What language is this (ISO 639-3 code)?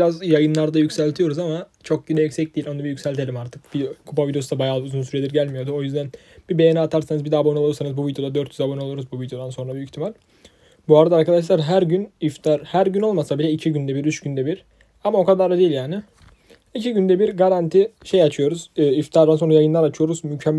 tur